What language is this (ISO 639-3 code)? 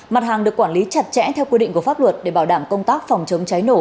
vie